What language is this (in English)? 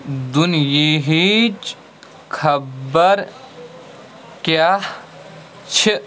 Kashmiri